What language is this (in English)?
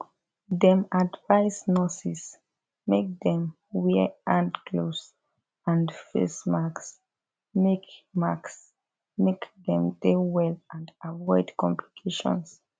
Nigerian Pidgin